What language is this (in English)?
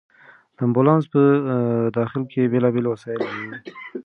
Pashto